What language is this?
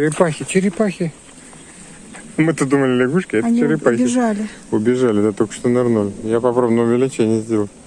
Russian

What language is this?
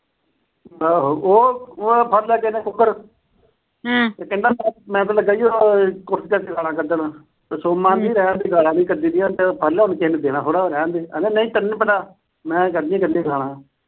Punjabi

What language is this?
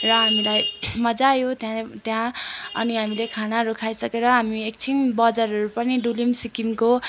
Nepali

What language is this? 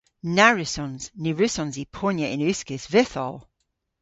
Cornish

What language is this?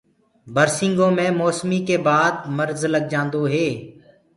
Gurgula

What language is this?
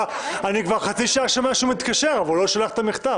Hebrew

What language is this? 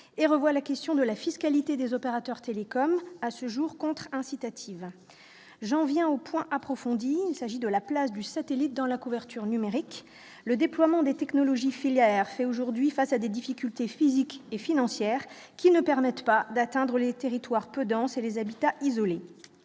French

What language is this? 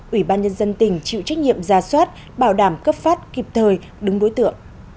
Vietnamese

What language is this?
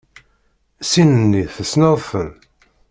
Kabyle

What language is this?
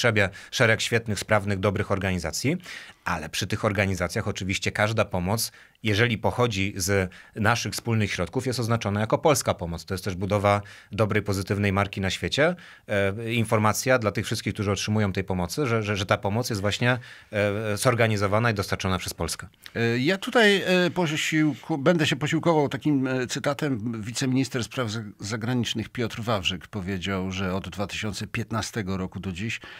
Polish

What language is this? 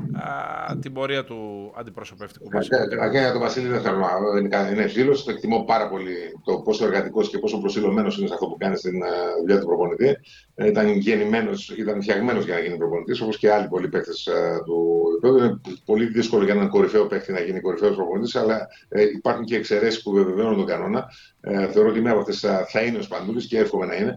Greek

